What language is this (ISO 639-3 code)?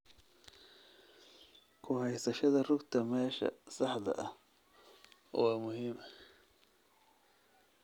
som